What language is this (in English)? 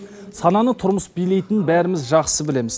Kazakh